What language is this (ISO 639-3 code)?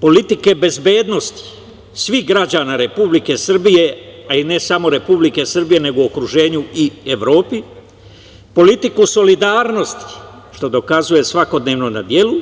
srp